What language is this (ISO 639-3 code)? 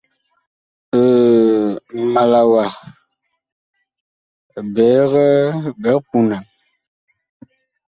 bkh